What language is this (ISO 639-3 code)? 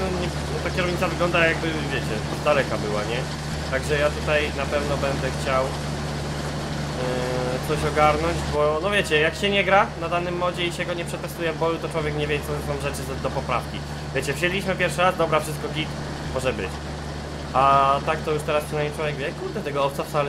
pol